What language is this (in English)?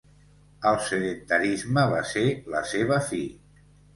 Catalan